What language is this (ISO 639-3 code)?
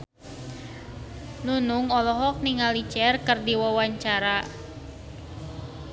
sun